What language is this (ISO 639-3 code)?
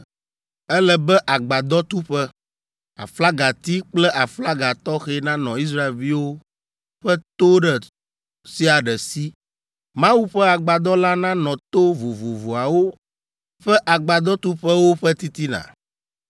ewe